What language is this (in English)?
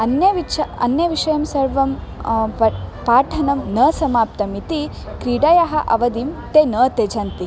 Sanskrit